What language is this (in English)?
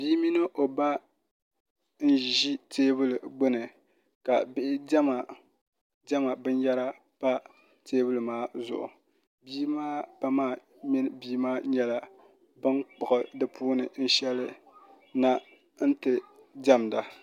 Dagbani